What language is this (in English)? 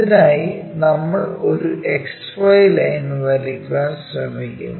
Malayalam